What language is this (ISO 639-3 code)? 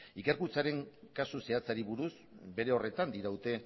eus